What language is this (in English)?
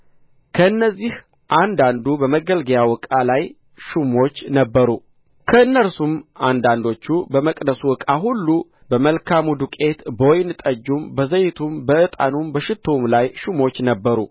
Amharic